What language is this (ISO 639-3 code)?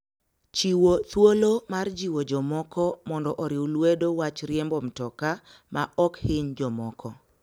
luo